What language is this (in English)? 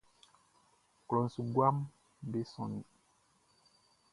Baoulé